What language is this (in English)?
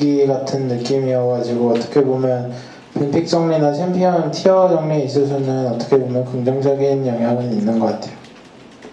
Korean